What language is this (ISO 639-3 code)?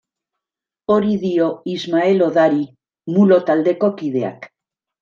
eus